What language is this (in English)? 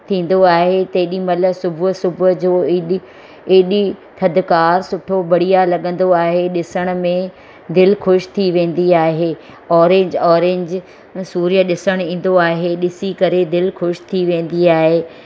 Sindhi